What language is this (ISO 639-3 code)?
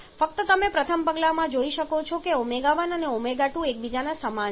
guj